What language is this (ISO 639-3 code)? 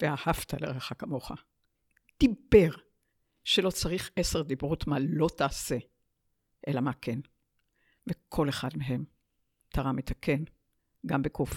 heb